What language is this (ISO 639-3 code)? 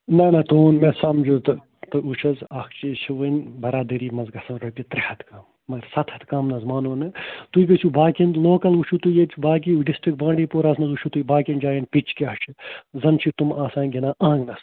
kas